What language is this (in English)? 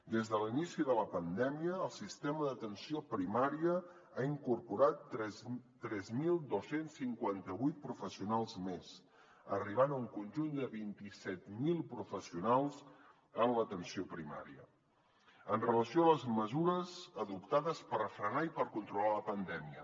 Catalan